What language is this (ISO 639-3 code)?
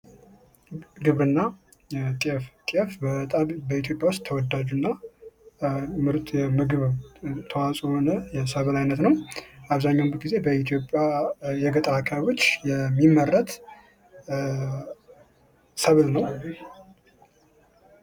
amh